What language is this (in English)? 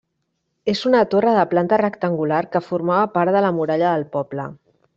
Catalan